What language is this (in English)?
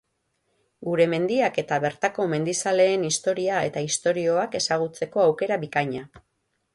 Basque